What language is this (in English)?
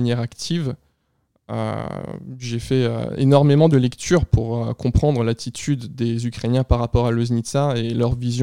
French